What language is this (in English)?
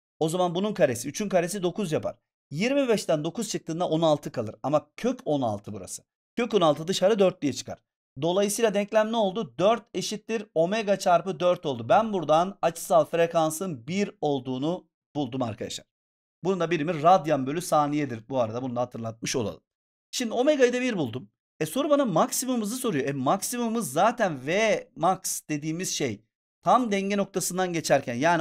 Turkish